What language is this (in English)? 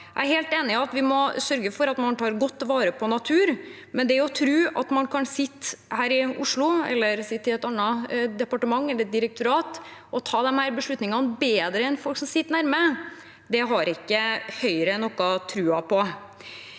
Norwegian